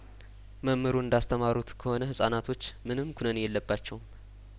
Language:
Amharic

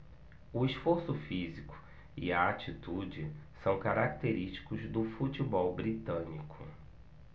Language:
Portuguese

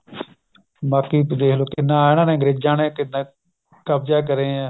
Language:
Punjabi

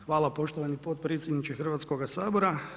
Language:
Croatian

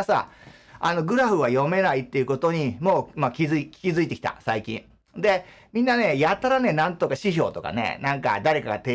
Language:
Japanese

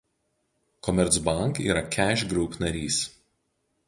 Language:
Lithuanian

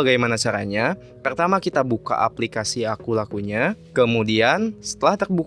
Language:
Indonesian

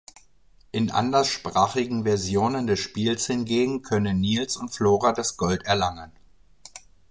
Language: German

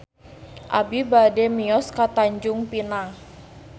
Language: Sundanese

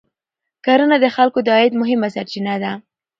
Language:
Pashto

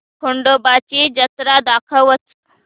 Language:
Marathi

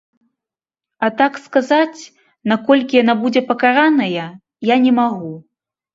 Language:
Belarusian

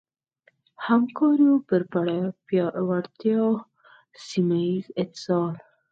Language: Pashto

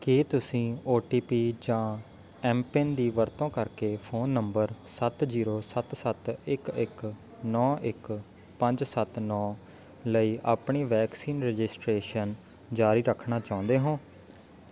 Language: Punjabi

